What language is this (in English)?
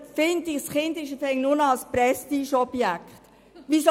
Swiss German